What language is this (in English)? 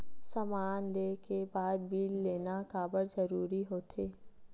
Chhattisgarhi